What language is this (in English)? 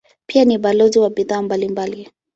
Swahili